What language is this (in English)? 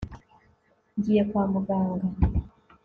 Kinyarwanda